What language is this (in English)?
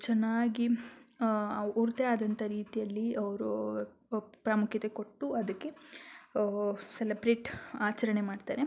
Kannada